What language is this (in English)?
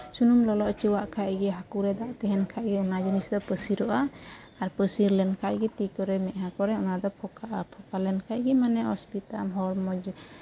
Santali